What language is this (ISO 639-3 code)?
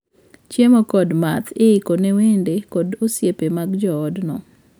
luo